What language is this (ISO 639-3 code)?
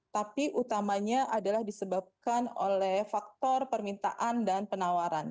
ind